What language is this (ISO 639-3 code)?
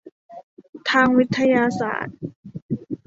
tha